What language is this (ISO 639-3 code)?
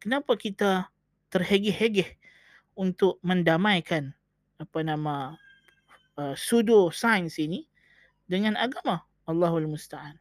msa